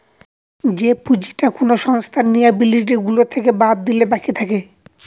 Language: Bangla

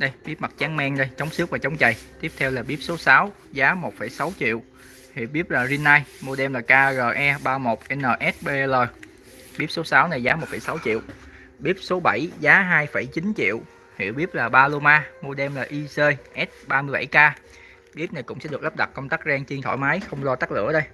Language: Vietnamese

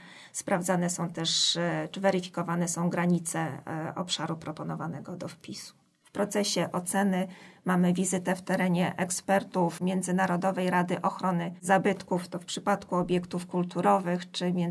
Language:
Polish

